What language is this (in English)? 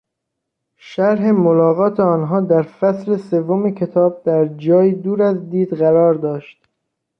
Persian